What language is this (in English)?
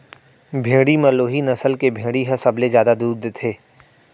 Chhattisgarhi